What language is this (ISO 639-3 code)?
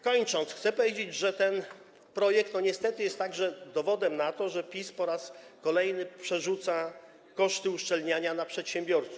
pol